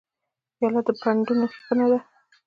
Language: Pashto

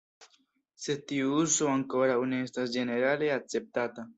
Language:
Esperanto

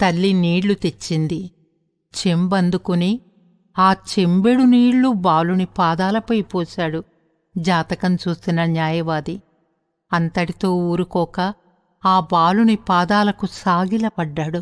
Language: Telugu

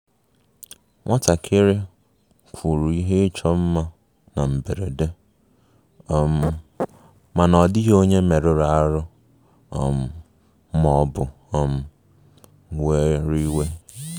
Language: Igbo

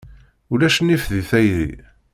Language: Kabyle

